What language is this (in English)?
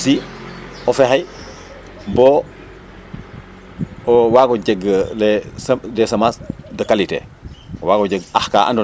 Serer